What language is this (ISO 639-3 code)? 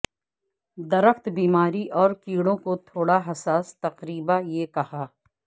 urd